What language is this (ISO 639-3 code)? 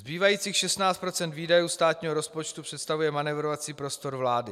ces